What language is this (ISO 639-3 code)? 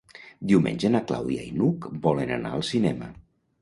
cat